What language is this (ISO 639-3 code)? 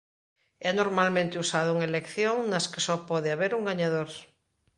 glg